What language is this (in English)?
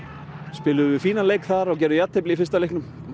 Icelandic